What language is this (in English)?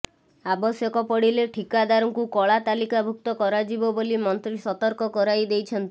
Odia